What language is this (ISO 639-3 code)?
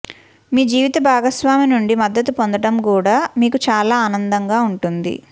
tel